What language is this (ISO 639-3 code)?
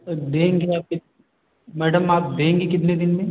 hin